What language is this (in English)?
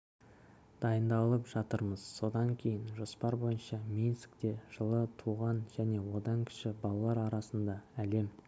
Kazakh